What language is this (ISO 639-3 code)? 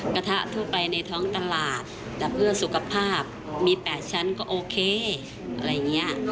tha